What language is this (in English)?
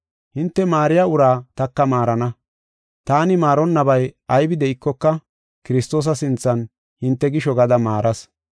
Gofa